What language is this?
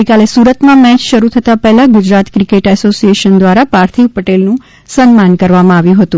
Gujarati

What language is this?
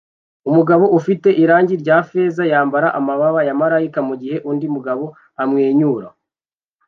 Kinyarwanda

